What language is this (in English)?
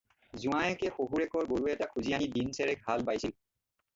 Assamese